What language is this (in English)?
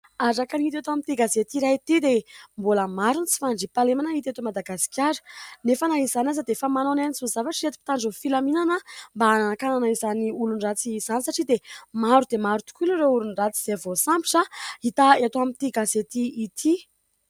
Malagasy